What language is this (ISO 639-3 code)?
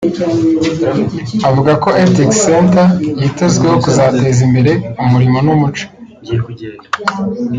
kin